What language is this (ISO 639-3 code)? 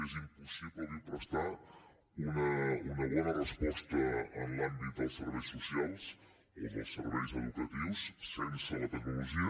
cat